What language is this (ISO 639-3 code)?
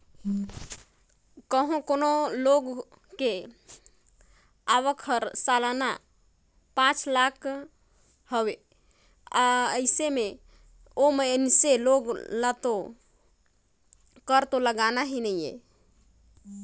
hne